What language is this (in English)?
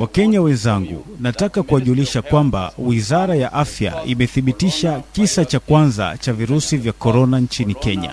Swahili